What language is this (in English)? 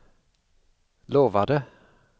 Swedish